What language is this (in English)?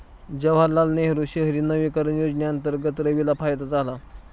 Marathi